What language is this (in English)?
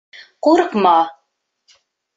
Bashkir